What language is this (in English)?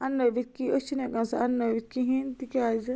Kashmiri